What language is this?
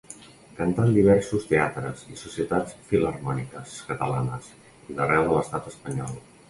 Catalan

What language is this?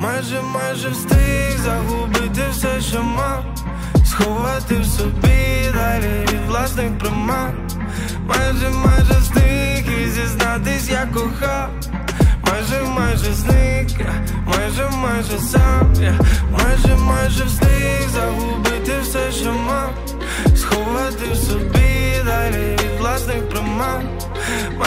Ukrainian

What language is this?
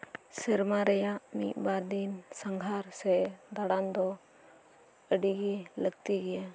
Santali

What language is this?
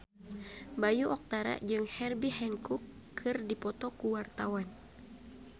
Sundanese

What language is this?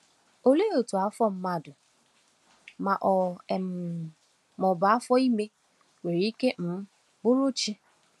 Igbo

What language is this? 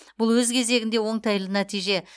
Kazakh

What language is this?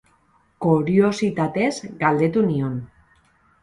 Basque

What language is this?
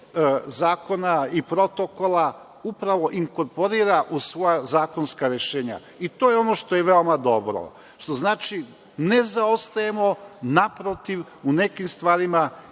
Serbian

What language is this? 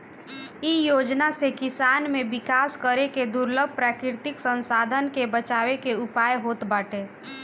Bhojpuri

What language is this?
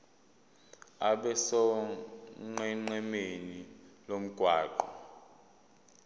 Zulu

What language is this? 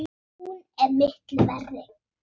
Icelandic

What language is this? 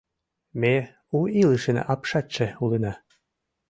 Mari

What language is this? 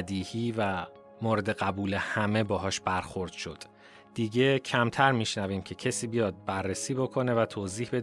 Persian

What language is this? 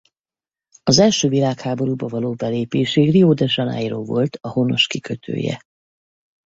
Hungarian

